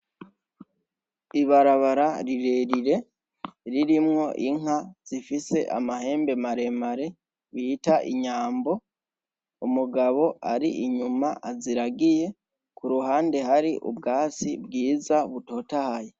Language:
Rundi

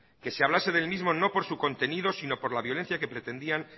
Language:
Spanish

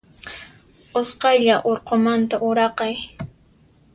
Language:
Puno Quechua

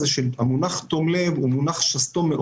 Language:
Hebrew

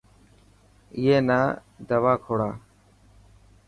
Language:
Dhatki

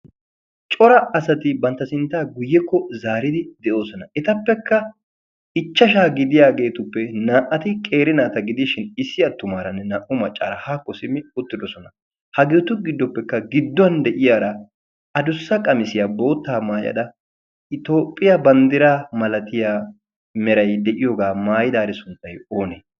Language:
Wolaytta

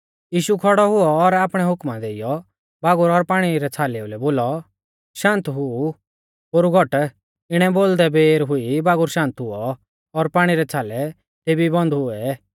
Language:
Mahasu Pahari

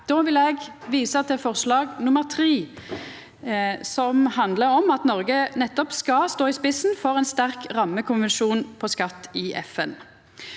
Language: Norwegian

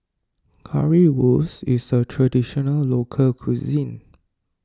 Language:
English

